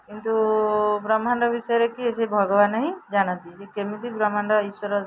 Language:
Odia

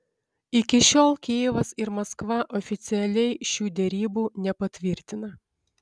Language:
Lithuanian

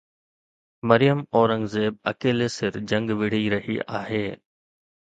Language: Sindhi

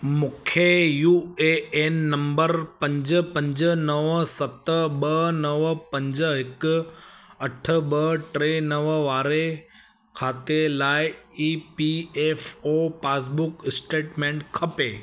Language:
Sindhi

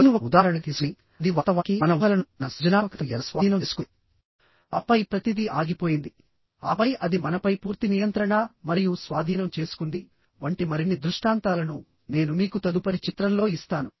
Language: Telugu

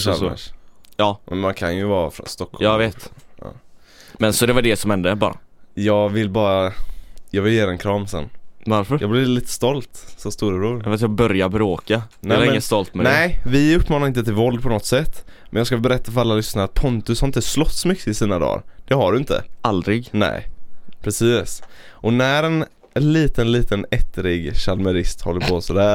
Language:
Swedish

